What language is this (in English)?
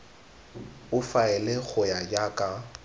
Tswana